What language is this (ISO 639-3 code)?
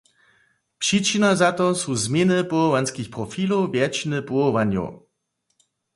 hsb